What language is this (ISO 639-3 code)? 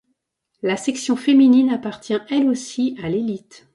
fra